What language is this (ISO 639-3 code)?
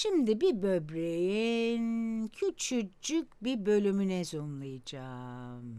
tur